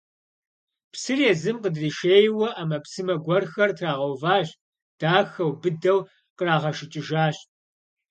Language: Kabardian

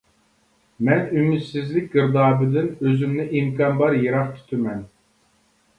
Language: Uyghur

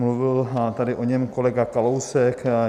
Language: Czech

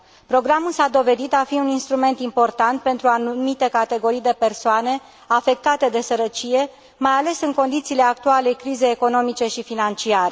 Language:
Romanian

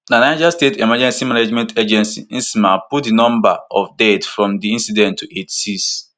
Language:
Nigerian Pidgin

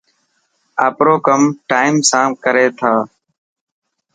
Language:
Dhatki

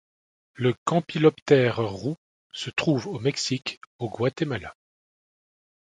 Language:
French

